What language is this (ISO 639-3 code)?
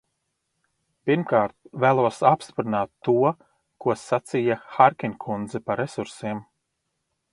lav